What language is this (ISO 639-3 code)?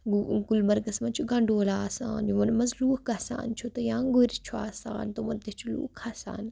kas